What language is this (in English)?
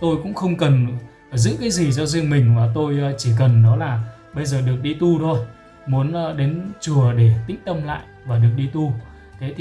Vietnamese